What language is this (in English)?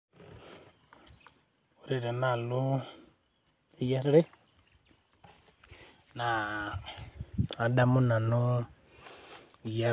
Masai